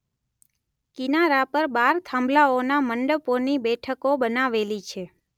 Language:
Gujarati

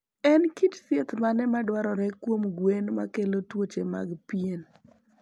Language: Luo (Kenya and Tanzania)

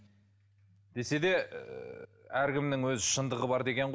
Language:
Kazakh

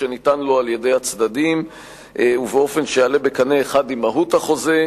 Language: Hebrew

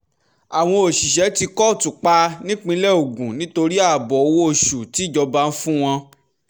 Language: Yoruba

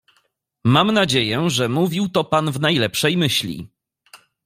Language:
Polish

